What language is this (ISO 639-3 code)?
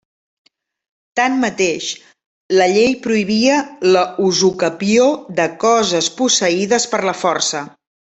cat